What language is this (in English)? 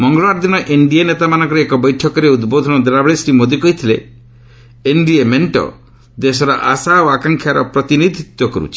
Odia